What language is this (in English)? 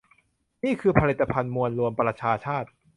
Thai